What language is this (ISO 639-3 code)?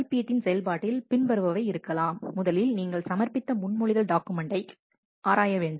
tam